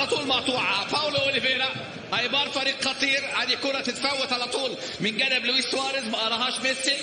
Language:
Arabic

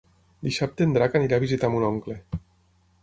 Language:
Catalan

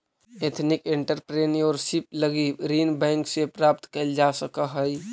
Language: Magahi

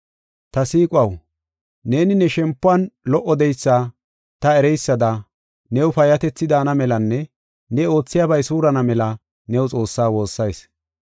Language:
Gofa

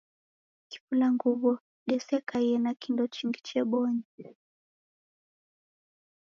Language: Taita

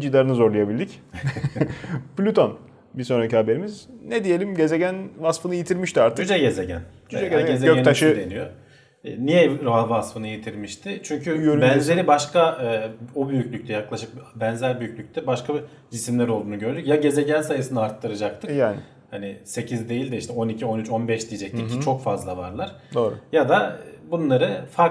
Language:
Turkish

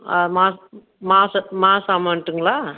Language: Tamil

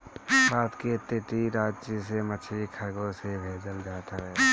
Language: Bhojpuri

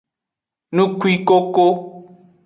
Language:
Aja (Benin)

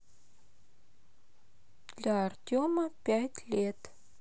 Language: Russian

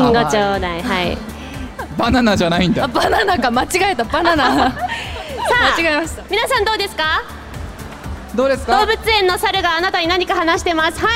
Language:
Japanese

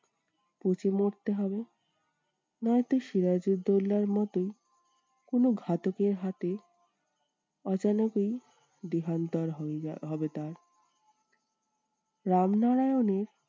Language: Bangla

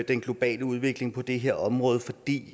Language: Danish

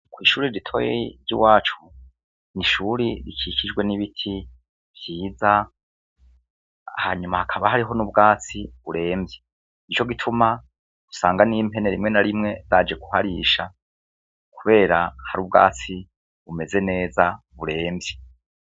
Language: Rundi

